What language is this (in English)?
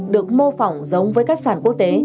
Vietnamese